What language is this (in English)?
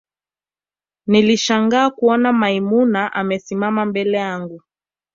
Swahili